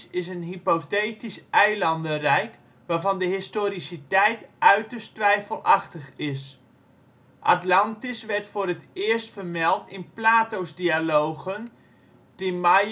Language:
Dutch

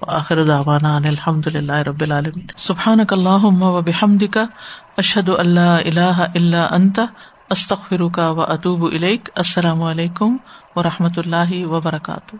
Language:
Urdu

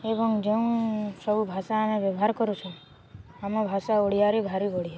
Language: Odia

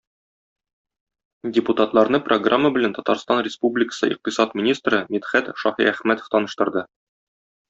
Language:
Tatar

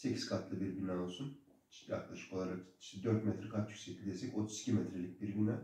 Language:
Turkish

